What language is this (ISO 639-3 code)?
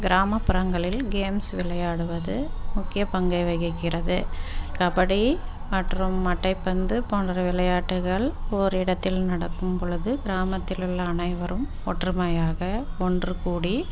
tam